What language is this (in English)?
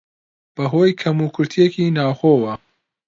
Central Kurdish